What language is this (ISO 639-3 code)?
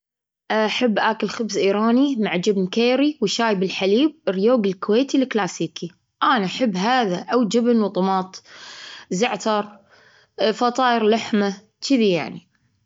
afb